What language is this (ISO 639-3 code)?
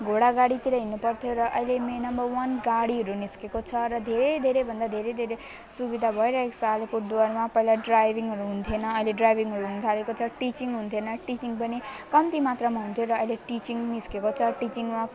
nep